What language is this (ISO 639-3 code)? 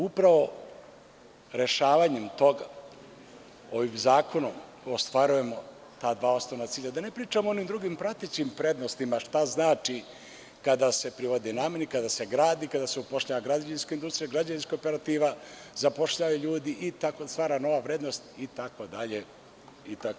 srp